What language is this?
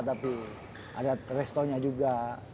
Indonesian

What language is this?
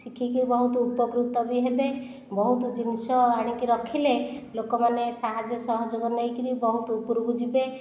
Odia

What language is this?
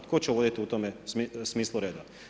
Croatian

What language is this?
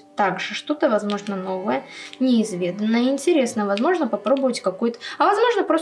Russian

